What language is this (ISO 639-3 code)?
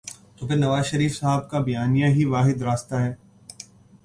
urd